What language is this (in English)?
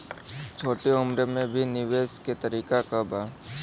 Bhojpuri